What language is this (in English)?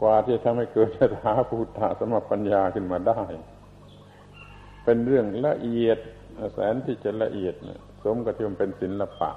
Thai